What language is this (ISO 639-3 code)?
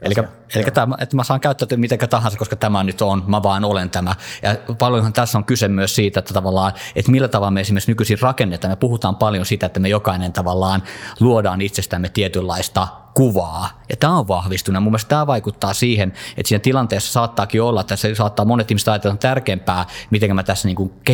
fin